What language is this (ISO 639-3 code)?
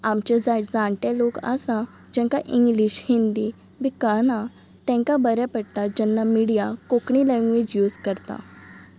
kok